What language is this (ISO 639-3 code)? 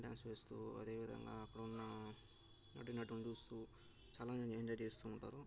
tel